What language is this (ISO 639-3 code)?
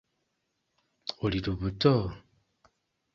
lug